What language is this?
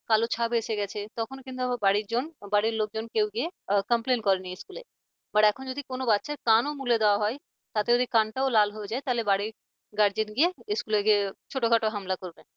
Bangla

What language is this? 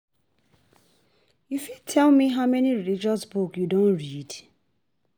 Nigerian Pidgin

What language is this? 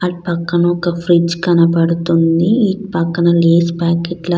Telugu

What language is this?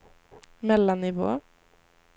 Swedish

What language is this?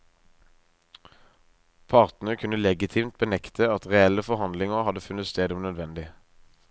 Norwegian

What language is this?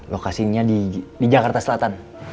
Indonesian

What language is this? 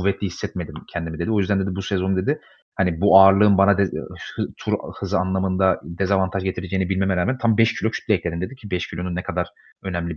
Turkish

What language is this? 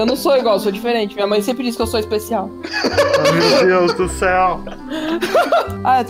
Portuguese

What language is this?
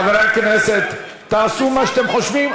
Hebrew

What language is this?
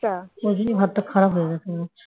Bangla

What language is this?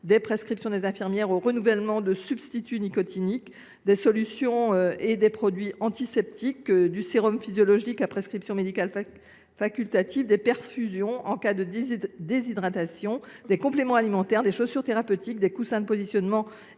French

